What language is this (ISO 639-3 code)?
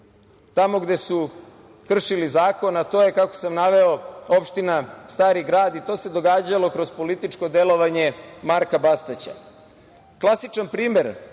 srp